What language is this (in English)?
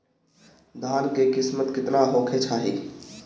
Bhojpuri